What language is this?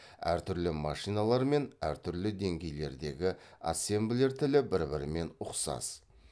Kazakh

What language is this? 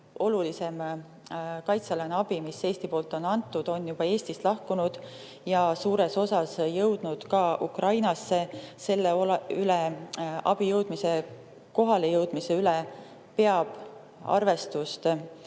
Estonian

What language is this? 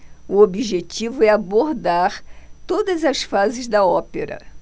Portuguese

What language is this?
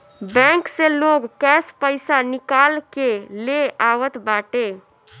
Bhojpuri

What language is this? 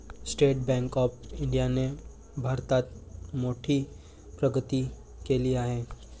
Marathi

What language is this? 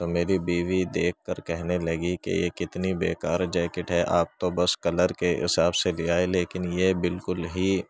Urdu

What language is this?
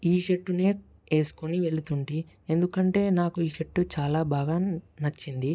Telugu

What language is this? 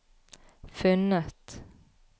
Norwegian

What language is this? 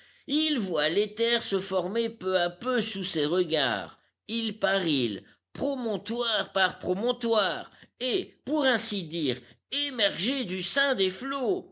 French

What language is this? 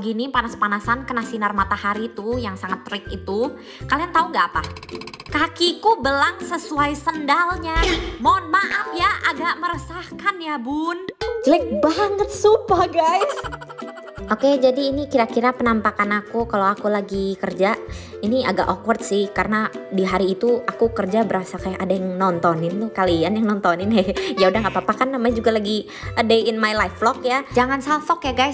Indonesian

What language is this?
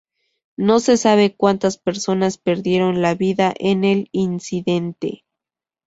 Spanish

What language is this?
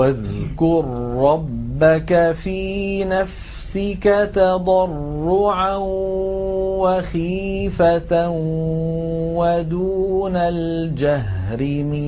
Arabic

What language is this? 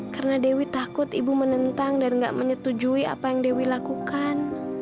Indonesian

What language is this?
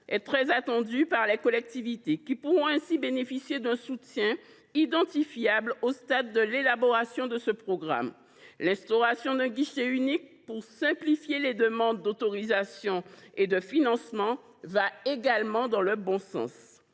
French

